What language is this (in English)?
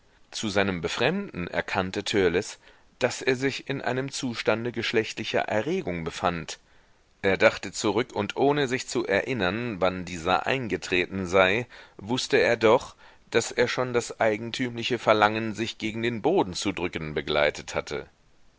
German